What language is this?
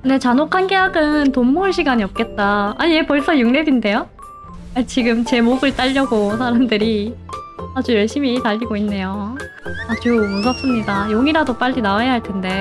Korean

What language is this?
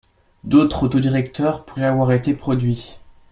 French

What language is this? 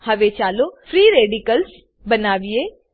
Gujarati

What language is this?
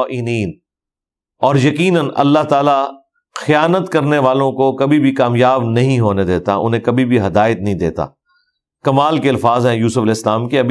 Urdu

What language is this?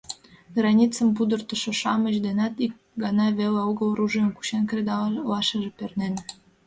Mari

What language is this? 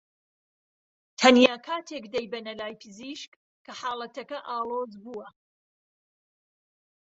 Central Kurdish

